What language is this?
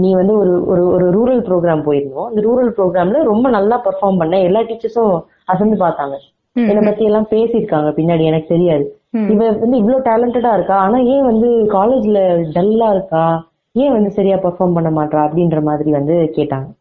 Tamil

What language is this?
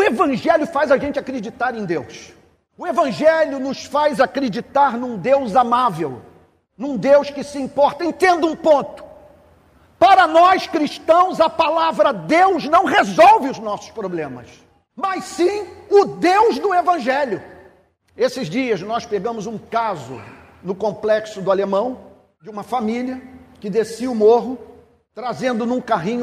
Portuguese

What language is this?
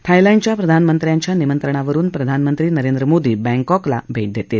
Marathi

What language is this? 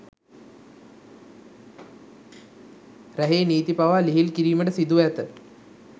Sinhala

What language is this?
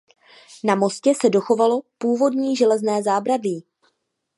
Czech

